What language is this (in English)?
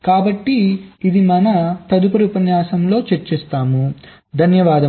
Telugu